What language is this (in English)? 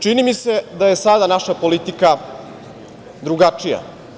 Serbian